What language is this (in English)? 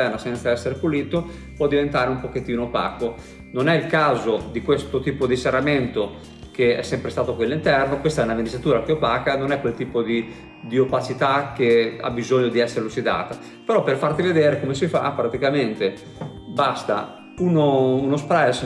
Italian